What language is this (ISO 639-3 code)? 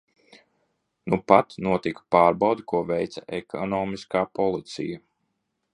lav